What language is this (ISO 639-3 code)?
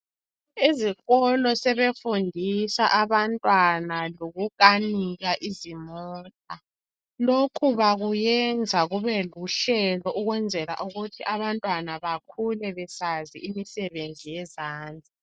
nde